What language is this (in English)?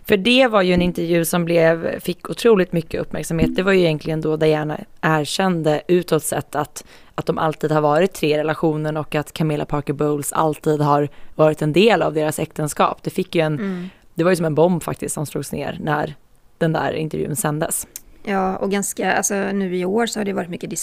Swedish